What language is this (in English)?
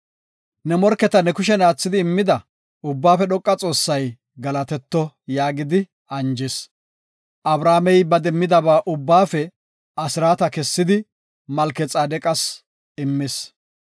Gofa